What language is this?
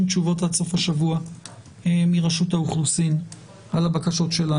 Hebrew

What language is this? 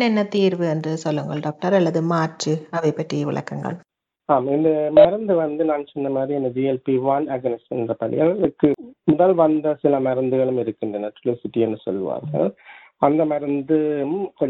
Tamil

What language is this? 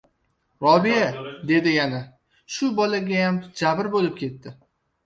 Uzbek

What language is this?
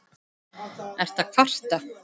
Icelandic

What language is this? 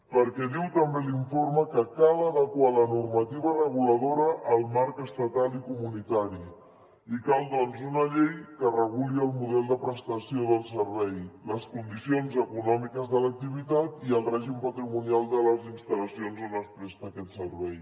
Catalan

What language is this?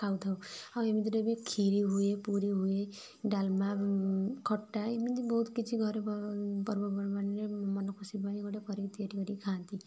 Odia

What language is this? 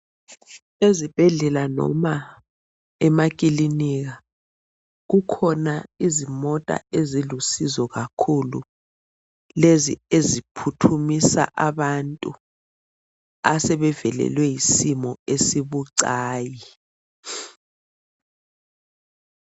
North Ndebele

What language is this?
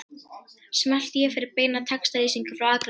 Icelandic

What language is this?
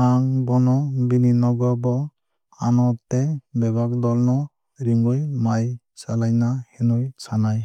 Kok Borok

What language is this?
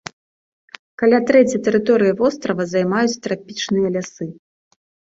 Belarusian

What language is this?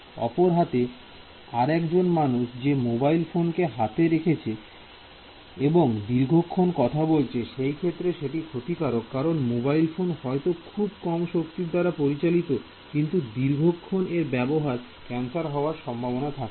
Bangla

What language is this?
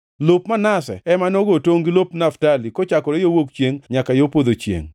Luo (Kenya and Tanzania)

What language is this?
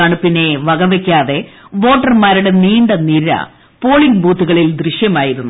Malayalam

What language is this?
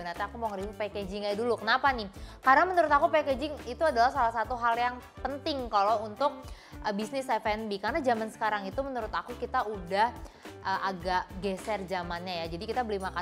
Indonesian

